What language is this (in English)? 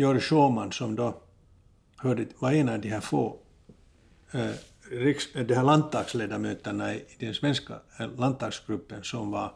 Swedish